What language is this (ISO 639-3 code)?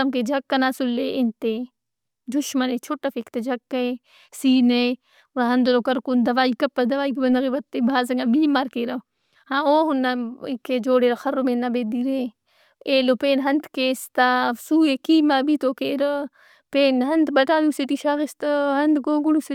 brh